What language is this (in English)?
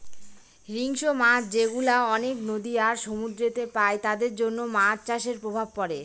Bangla